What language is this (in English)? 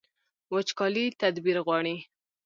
Pashto